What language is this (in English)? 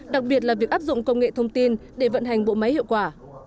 Vietnamese